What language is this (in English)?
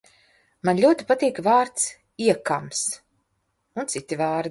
Latvian